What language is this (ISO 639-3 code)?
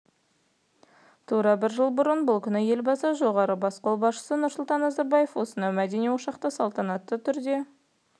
kaz